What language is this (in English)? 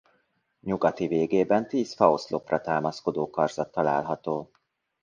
Hungarian